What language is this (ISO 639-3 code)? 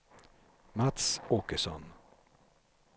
swe